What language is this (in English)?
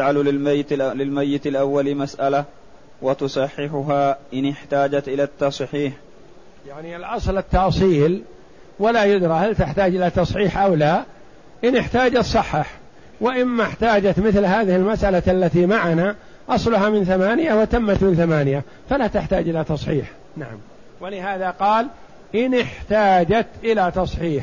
Arabic